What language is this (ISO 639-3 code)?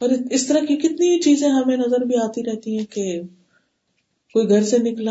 urd